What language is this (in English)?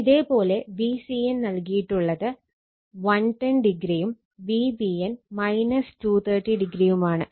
Malayalam